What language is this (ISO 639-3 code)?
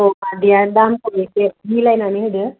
brx